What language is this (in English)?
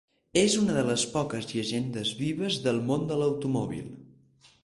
Catalan